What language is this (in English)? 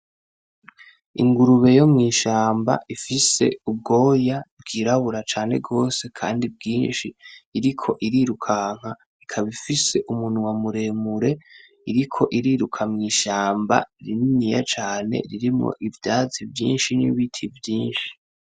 Rundi